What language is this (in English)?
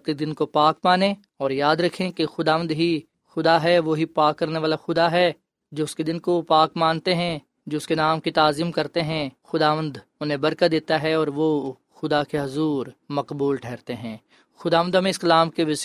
Urdu